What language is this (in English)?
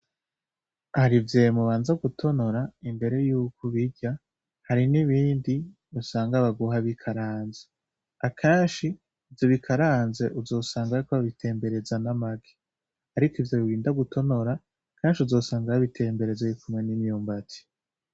Rundi